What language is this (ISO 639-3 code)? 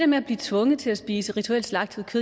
dan